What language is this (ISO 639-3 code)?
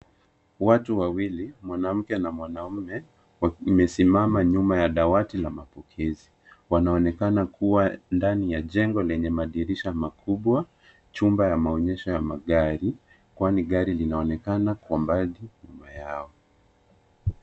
swa